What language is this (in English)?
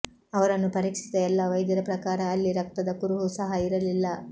Kannada